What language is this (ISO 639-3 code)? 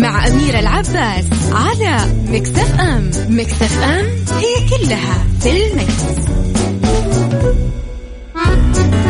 ara